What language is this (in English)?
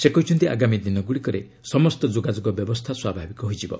Odia